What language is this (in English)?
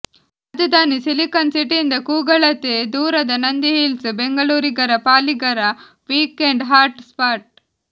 Kannada